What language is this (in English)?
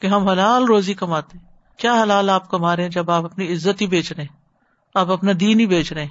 Urdu